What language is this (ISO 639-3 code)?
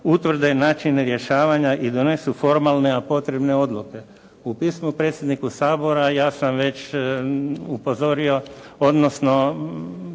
hrv